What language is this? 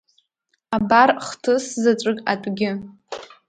Abkhazian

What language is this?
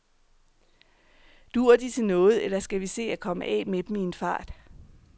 Danish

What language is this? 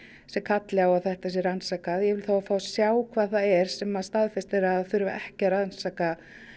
Icelandic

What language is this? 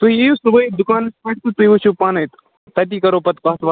Kashmiri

